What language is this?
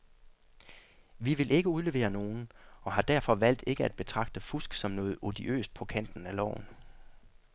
Danish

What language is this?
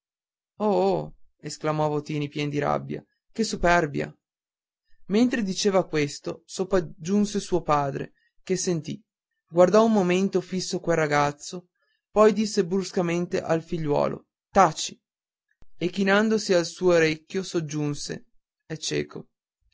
Italian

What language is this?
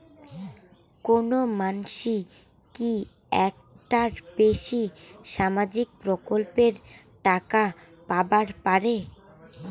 Bangla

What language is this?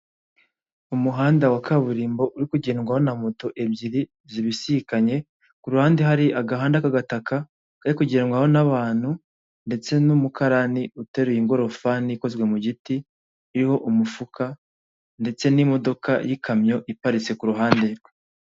Kinyarwanda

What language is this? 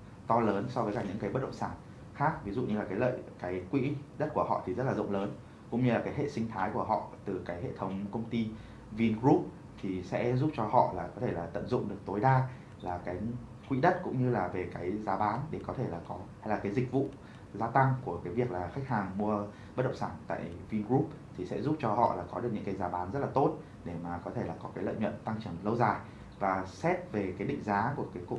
Vietnamese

